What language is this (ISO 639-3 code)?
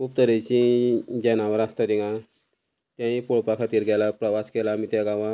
kok